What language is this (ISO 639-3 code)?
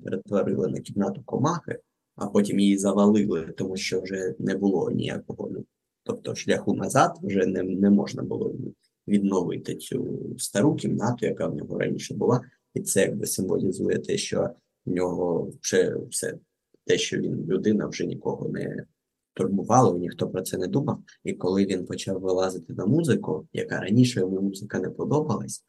ukr